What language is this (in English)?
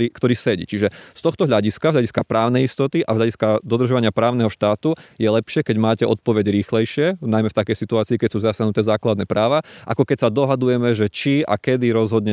Slovak